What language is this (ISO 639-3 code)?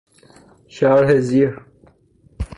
fas